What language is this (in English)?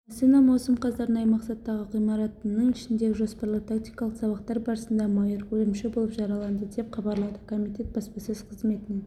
Kazakh